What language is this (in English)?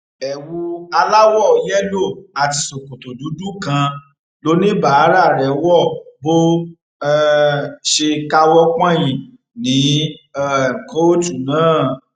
Yoruba